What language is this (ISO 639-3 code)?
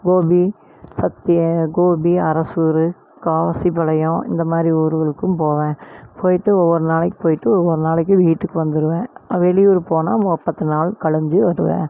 tam